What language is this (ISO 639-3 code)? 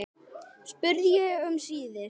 isl